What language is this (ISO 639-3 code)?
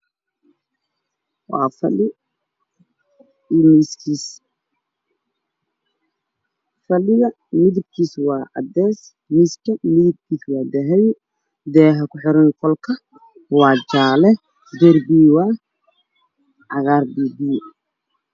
som